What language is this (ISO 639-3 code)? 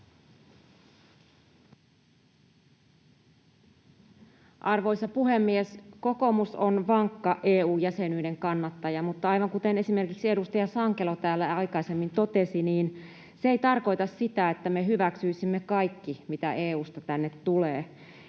fin